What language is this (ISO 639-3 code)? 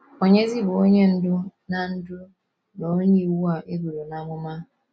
ibo